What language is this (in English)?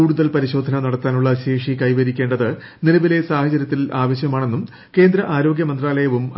Malayalam